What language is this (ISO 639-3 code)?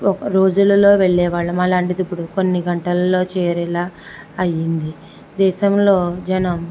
tel